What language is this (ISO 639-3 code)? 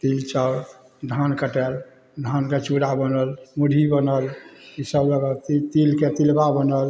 mai